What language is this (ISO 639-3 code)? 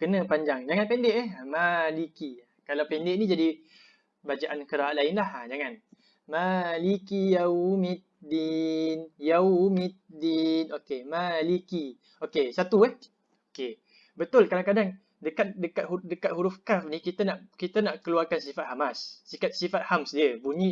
msa